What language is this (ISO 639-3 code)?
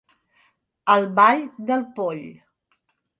cat